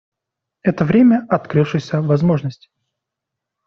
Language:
Russian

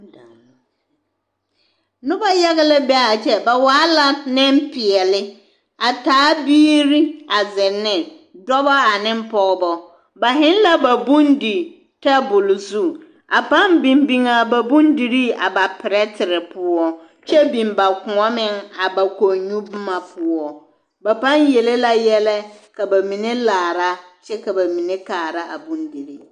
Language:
Southern Dagaare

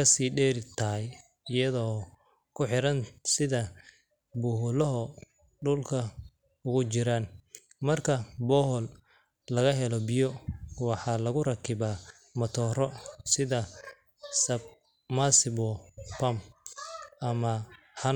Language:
Somali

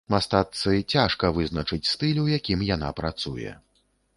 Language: Belarusian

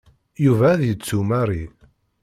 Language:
Kabyle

